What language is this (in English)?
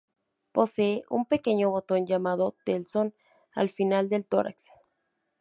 Spanish